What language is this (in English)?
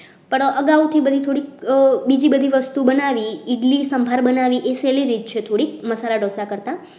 Gujarati